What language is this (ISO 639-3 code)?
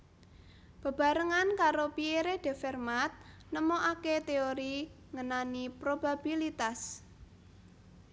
jav